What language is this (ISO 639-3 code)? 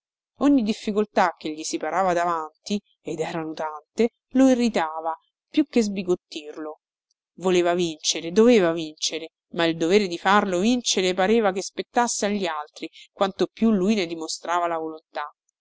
ita